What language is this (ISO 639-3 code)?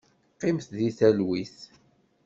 kab